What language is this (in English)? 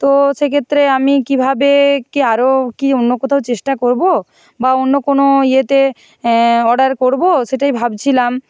Bangla